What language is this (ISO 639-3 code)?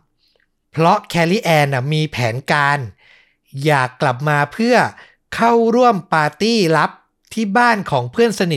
tha